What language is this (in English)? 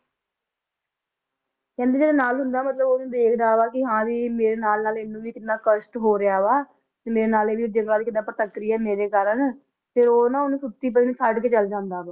Punjabi